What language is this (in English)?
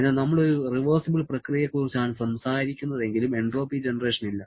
Malayalam